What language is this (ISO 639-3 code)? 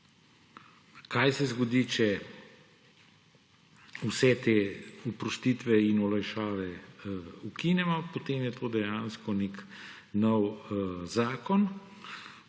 slv